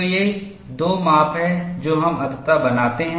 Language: Hindi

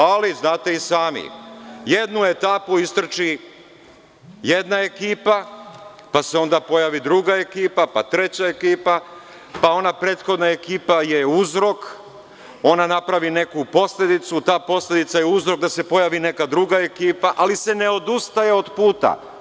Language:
Serbian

